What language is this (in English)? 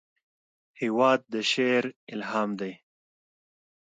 Pashto